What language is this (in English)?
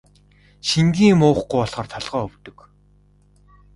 Mongolian